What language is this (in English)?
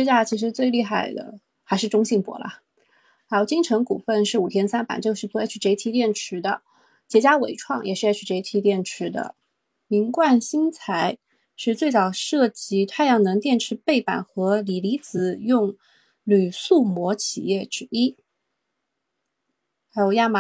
Chinese